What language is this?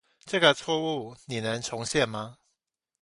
Chinese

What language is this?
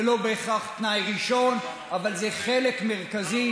Hebrew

